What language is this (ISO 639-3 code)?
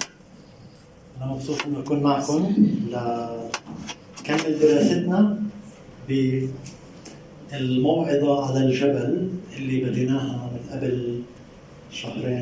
ara